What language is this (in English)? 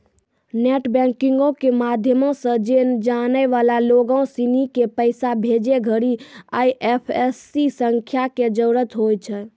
Maithili